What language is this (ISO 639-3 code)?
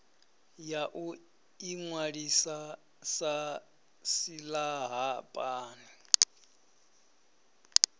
ven